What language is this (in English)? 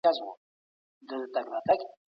Pashto